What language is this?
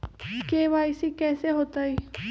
Magahi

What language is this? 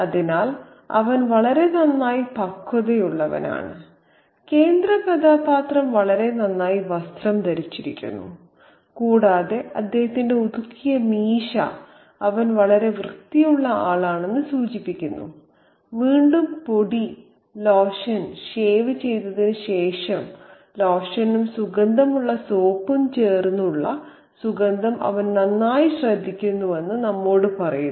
Malayalam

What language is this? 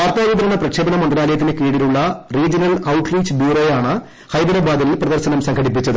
Malayalam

